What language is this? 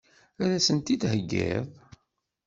Kabyle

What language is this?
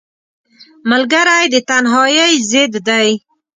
Pashto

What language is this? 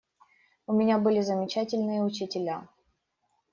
Russian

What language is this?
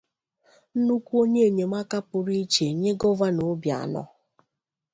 Igbo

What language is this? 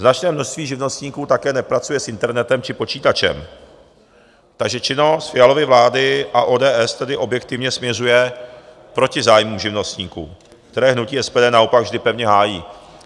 Czech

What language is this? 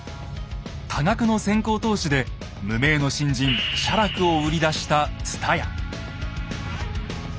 Japanese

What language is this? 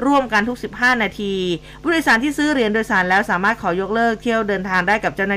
Thai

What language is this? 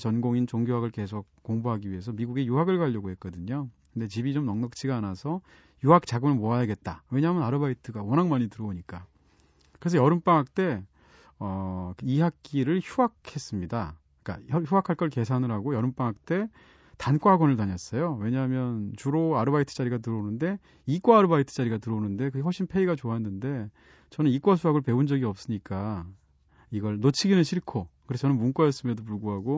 Korean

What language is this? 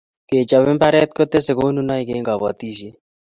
Kalenjin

